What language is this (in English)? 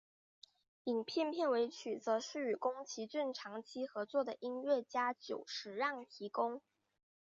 Chinese